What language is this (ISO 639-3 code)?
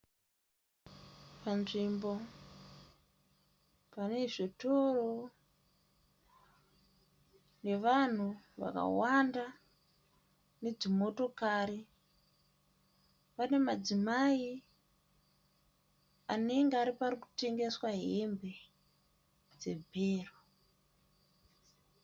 sna